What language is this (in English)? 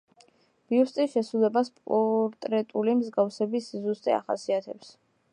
Georgian